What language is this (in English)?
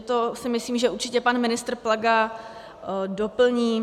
Czech